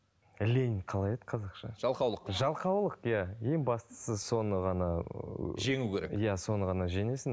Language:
Kazakh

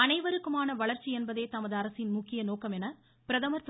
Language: Tamil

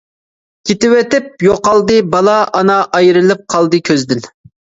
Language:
Uyghur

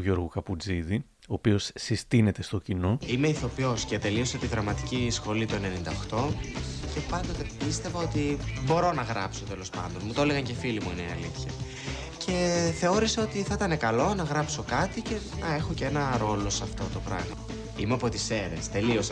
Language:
Greek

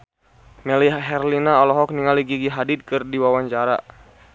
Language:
Sundanese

